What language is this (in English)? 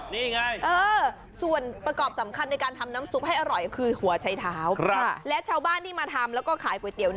Thai